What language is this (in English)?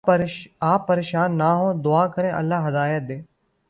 Urdu